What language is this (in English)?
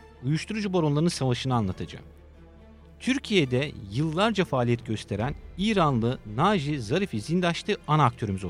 Turkish